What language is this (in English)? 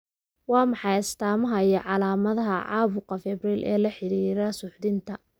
Somali